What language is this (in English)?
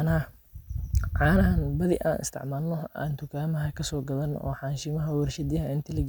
Somali